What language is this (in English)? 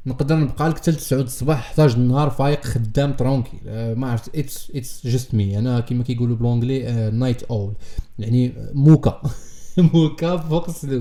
Arabic